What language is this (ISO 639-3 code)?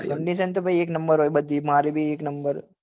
guj